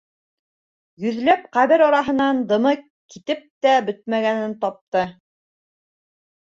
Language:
Bashkir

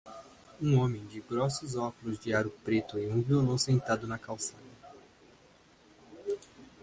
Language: Portuguese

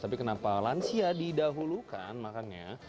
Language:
Indonesian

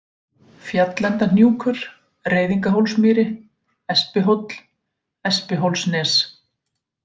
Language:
Icelandic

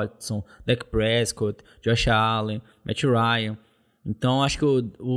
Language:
Portuguese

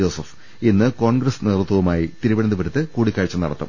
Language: Malayalam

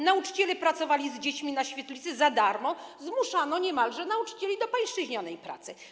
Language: Polish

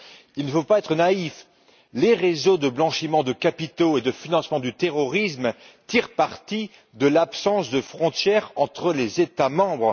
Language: French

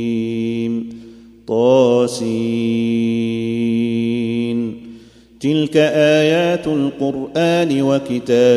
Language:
Arabic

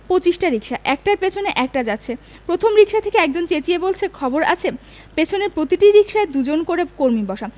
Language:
Bangla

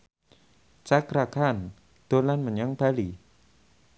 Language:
Javanese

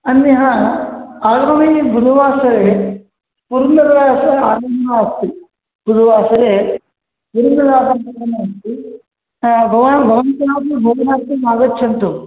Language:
Sanskrit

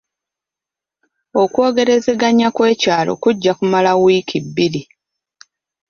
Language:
Ganda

